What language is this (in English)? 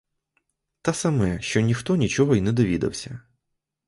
Ukrainian